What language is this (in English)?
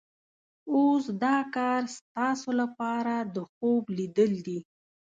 Pashto